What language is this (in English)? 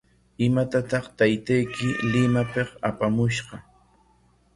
Corongo Ancash Quechua